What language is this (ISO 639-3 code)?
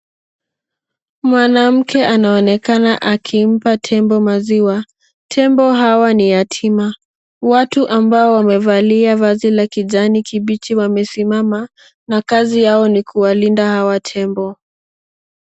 swa